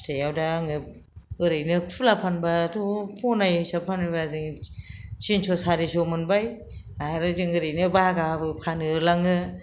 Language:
Bodo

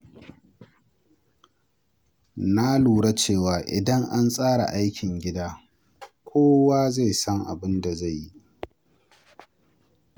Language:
Hausa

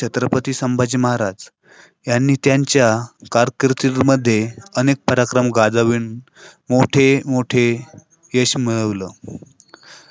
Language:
Marathi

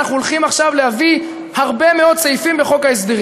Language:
Hebrew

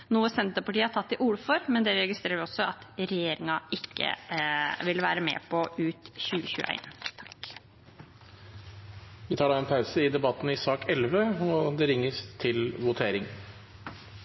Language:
Norwegian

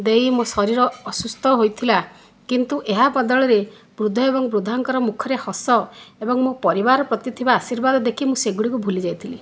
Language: Odia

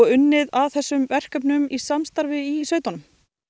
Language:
Icelandic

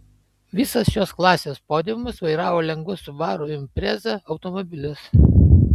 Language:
Lithuanian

